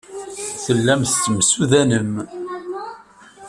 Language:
Kabyle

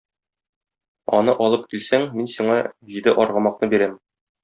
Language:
Tatar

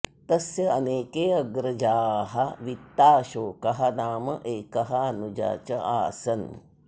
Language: Sanskrit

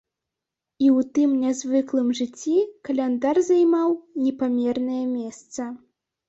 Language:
Belarusian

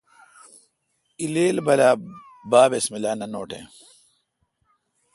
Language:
Kalkoti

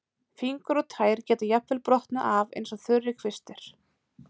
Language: Icelandic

